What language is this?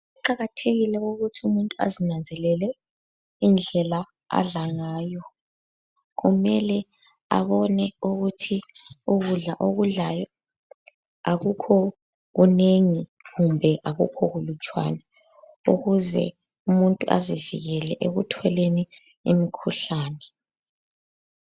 North Ndebele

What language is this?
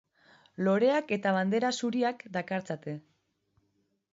Basque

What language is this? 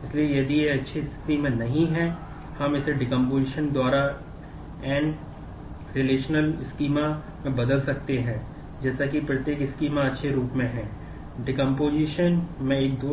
Hindi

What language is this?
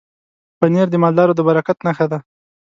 Pashto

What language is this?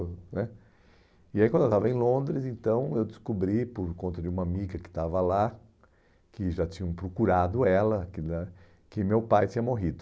Portuguese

